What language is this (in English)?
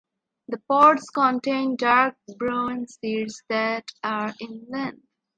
English